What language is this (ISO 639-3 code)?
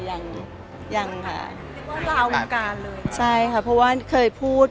tha